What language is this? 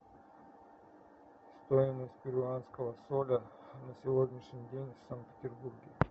Russian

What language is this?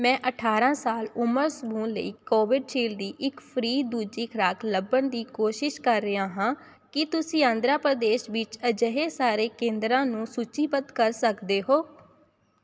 Punjabi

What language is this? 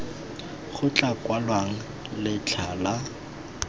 Tswana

